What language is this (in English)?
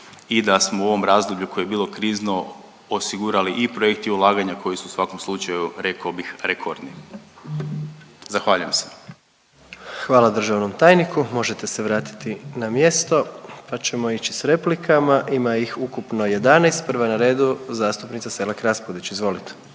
Croatian